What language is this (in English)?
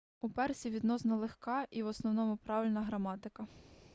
Ukrainian